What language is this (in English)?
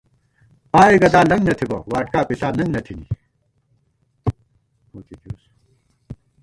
Gawar-Bati